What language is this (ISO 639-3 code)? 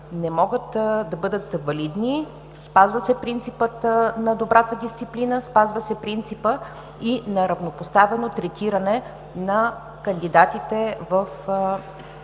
bul